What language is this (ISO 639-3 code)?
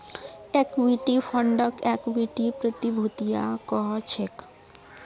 mag